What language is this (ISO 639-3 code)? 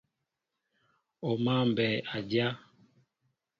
mbo